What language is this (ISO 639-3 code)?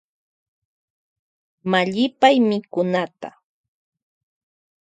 qvj